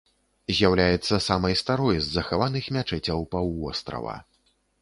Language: Belarusian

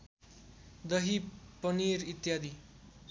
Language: Nepali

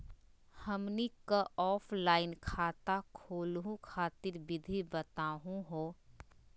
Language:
Magahi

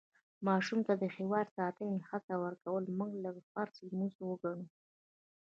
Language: Pashto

